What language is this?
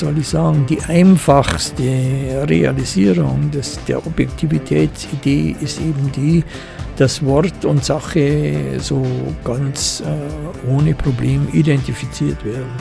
German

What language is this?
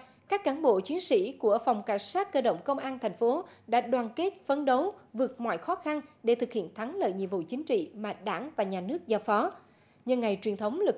Vietnamese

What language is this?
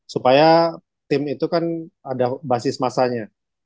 Indonesian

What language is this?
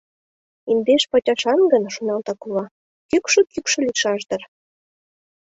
Mari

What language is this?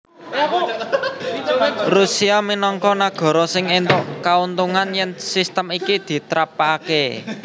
Javanese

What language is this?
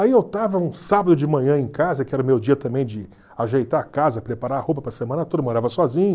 Portuguese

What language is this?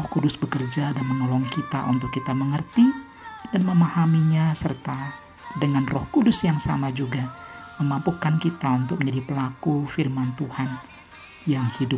Indonesian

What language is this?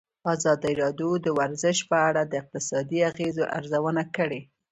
Pashto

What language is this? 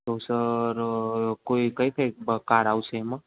Gujarati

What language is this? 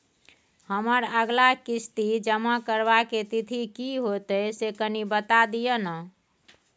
Maithili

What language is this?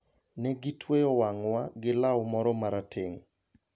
Luo (Kenya and Tanzania)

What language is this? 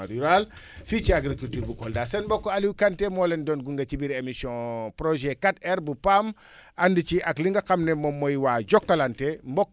Wolof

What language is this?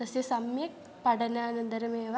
Sanskrit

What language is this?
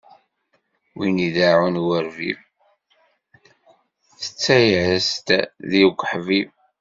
Kabyle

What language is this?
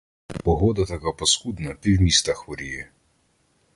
Ukrainian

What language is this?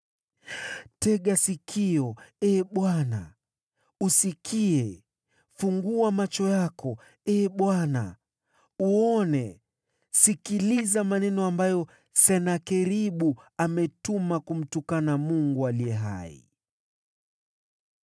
Swahili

